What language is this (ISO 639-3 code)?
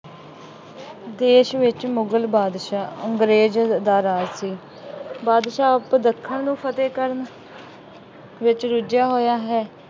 pan